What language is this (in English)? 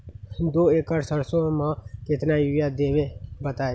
Magahi